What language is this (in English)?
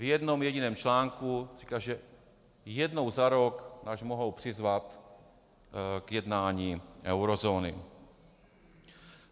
Czech